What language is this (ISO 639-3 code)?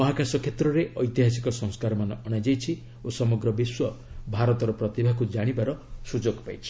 ori